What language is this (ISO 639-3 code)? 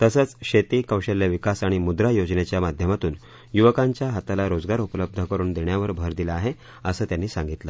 mar